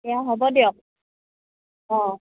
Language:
Assamese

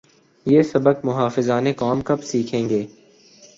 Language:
Urdu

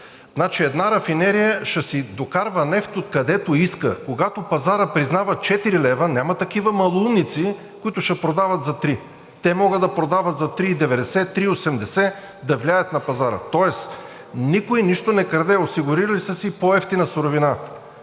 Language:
Bulgarian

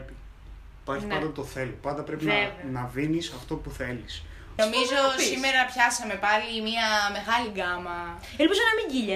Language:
Greek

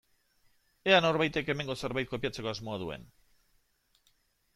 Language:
Basque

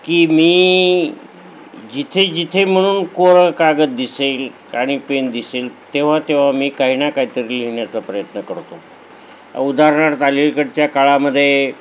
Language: Marathi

